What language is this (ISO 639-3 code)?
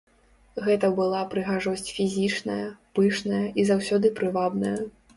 bel